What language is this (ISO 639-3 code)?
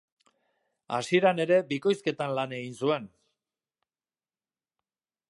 eus